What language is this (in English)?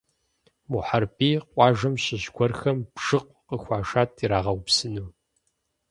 Kabardian